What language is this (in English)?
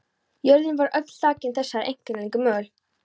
Icelandic